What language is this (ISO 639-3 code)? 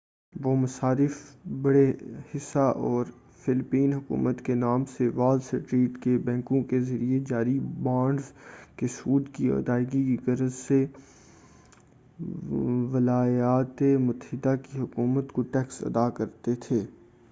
urd